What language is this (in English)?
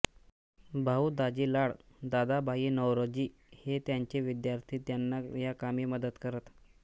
Marathi